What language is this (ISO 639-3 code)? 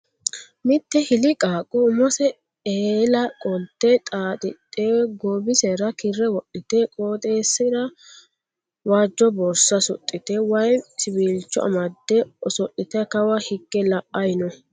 sid